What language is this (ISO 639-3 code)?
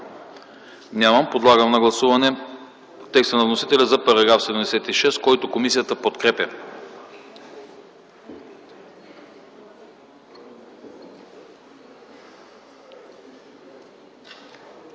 bul